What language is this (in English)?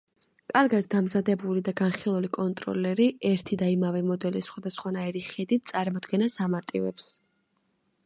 Georgian